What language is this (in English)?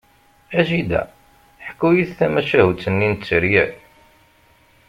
Kabyle